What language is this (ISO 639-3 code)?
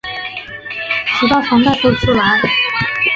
zho